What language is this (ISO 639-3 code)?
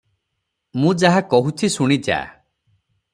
ori